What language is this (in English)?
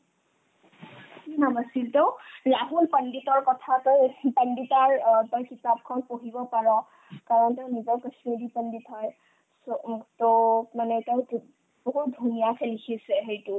Assamese